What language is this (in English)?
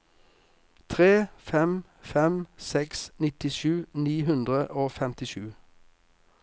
Norwegian